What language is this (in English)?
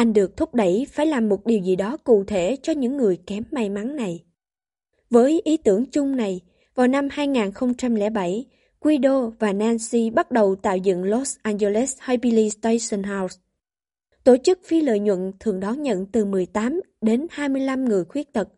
Vietnamese